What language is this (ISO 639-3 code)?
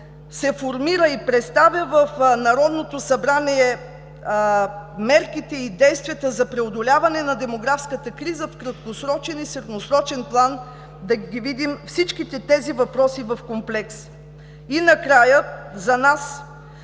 bul